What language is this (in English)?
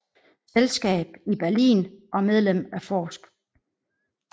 Danish